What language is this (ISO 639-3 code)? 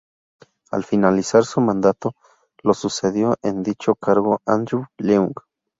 spa